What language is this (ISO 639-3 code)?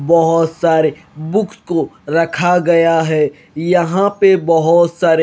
hin